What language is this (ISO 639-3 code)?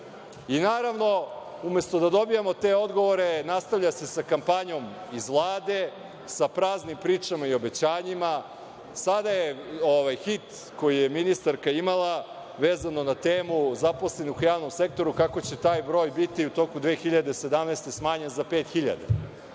srp